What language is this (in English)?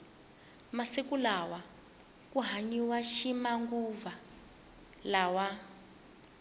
Tsonga